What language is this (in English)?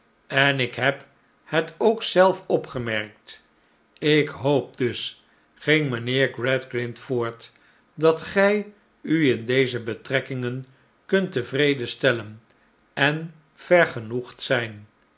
Dutch